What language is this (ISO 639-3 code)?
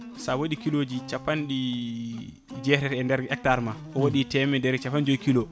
ful